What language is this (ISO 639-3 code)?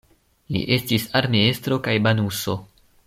epo